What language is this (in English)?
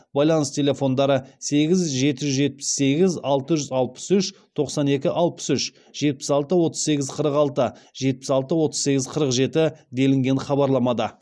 Kazakh